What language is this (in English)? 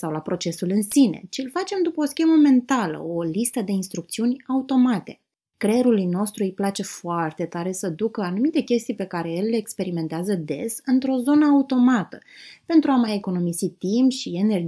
Romanian